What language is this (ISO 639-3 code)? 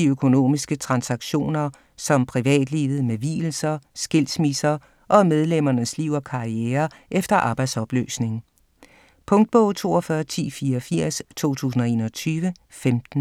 dan